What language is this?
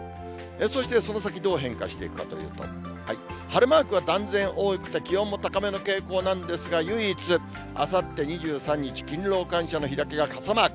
Japanese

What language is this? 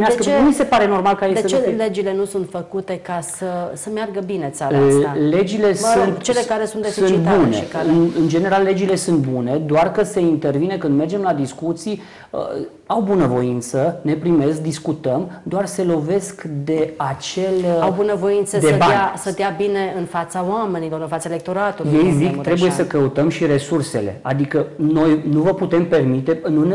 Romanian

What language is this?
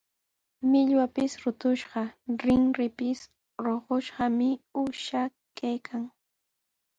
Sihuas Ancash Quechua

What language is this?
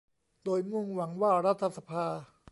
Thai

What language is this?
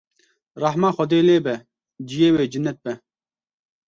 Kurdish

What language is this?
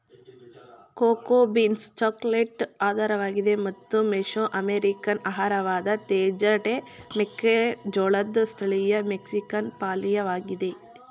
Kannada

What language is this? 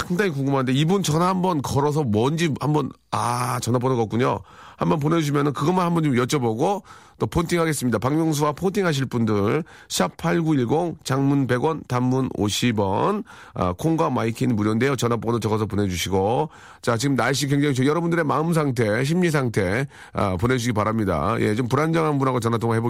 Korean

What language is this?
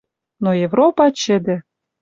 Western Mari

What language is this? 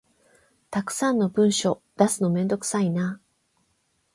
Japanese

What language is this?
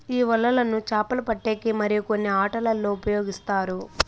Telugu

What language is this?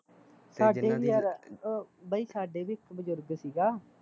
Punjabi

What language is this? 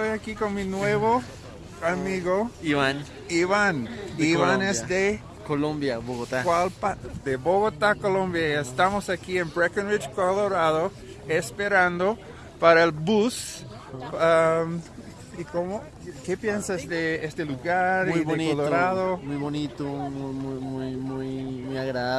Spanish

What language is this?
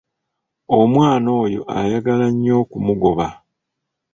Ganda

